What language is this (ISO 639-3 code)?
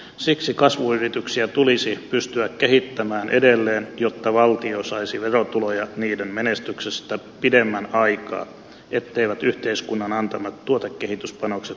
fin